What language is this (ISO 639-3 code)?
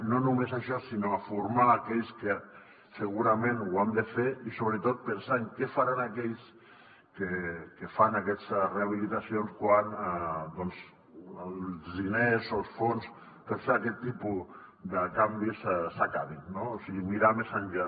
cat